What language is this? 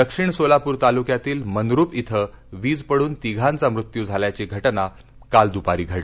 Marathi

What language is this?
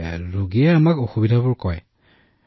Assamese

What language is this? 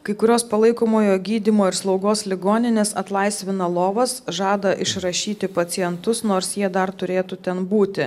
Lithuanian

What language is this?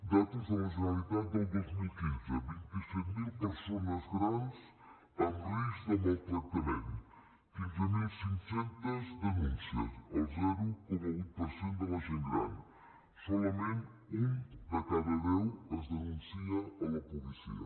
Catalan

